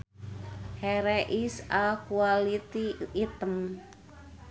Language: Sundanese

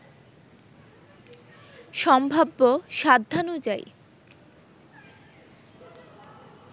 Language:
Bangla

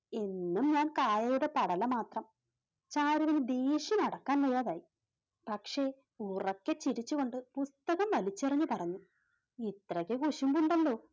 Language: Malayalam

